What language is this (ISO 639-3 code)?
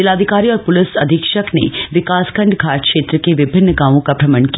hin